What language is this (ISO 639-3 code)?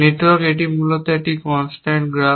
ben